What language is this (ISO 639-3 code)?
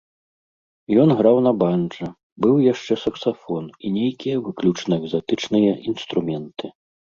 bel